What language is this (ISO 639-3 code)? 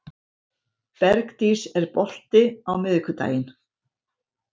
isl